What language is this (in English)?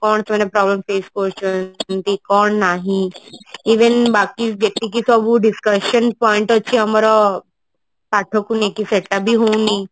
Odia